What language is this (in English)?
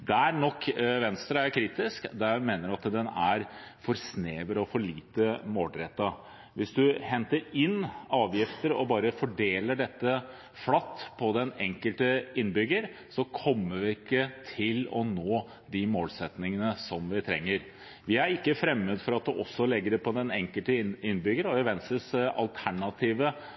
Norwegian Bokmål